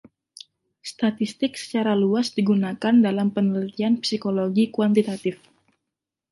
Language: Indonesian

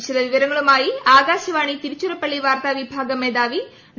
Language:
Malayalam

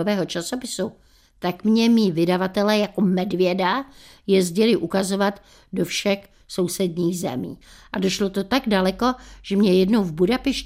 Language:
Czech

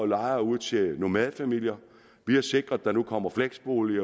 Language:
Danish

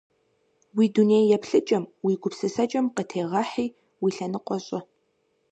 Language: Kabardian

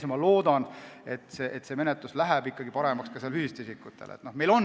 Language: Estonian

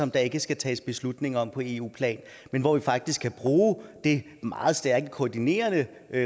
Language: Danish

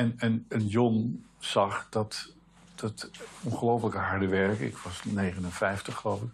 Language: Dutch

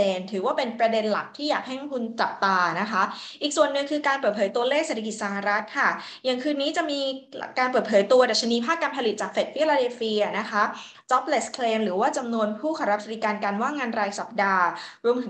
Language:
Thai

